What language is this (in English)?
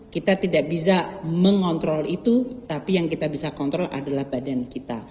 Indonesian